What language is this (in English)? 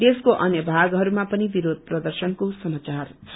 Nepali